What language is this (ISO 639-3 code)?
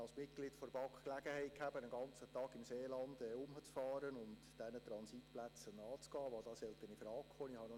gsw